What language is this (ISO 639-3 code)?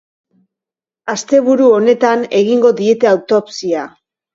eus